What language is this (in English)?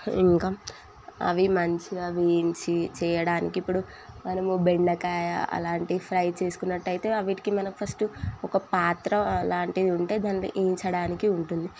Telugu